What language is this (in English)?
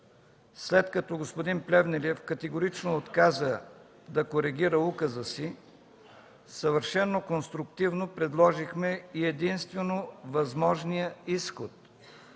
Bulgarian